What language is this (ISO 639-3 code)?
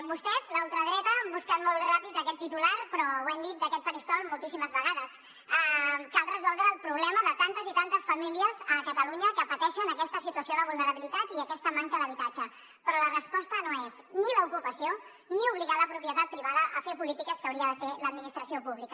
cat